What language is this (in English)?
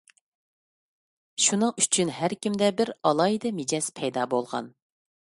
Uyghur